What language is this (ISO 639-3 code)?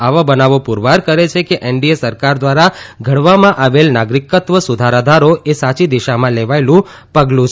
guj